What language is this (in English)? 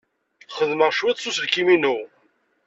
Kabyle